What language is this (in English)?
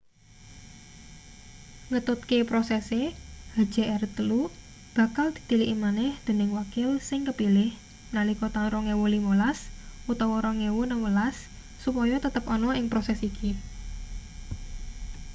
Javanese